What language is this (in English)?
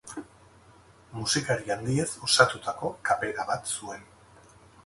Basque